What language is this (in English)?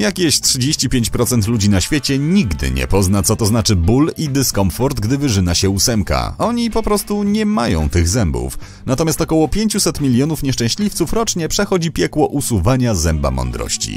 Polish